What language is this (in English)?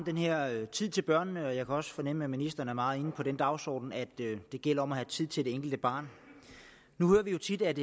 Danish